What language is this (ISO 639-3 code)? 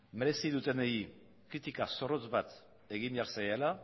eus